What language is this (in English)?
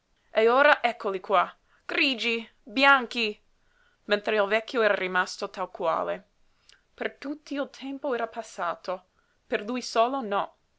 Italian